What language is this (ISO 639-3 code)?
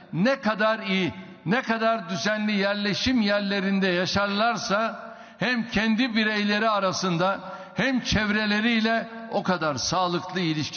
tur